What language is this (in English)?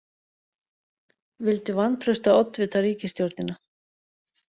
Icelandic